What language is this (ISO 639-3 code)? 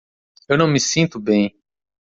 por